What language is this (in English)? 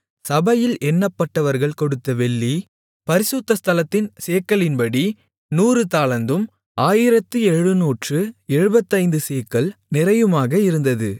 Tamil